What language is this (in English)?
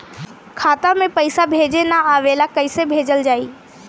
Bhojpuri